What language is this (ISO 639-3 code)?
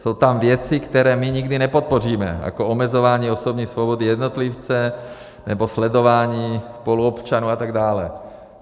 ces